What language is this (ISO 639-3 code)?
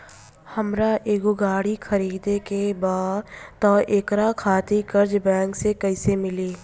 bho